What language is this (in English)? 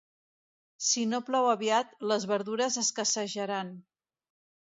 Catalan